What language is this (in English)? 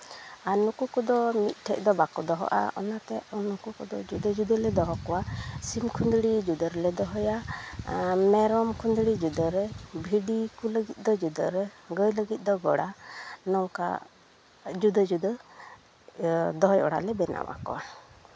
Santali